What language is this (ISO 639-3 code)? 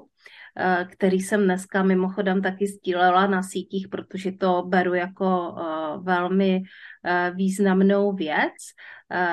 ces